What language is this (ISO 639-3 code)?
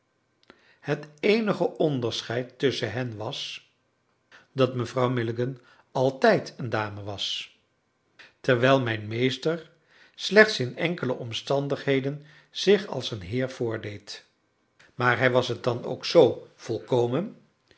nld